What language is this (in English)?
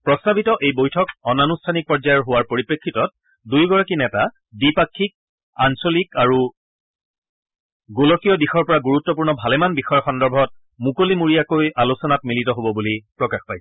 Assamese